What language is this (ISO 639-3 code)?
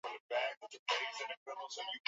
swa